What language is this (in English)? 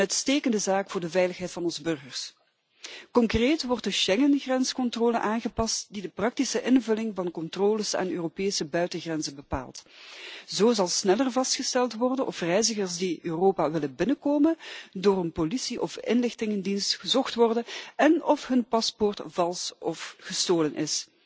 Dutch